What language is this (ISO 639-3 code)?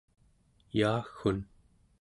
esu